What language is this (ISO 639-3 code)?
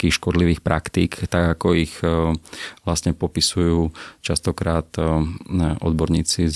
slk